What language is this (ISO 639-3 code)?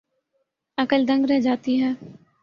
urd